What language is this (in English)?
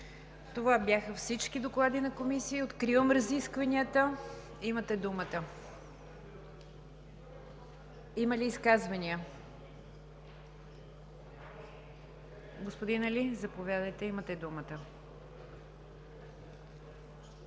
Bulgarian